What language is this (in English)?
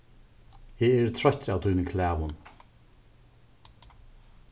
Faroese